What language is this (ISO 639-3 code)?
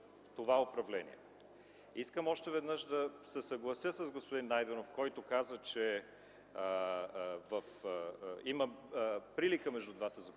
bul